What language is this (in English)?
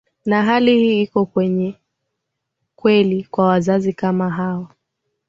Swahili